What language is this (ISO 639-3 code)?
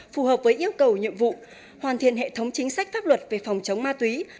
vie